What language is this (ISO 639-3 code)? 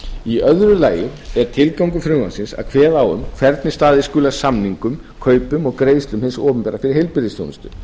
isl